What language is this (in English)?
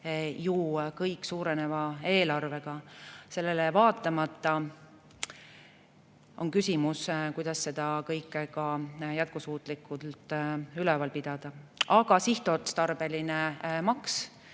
Estonian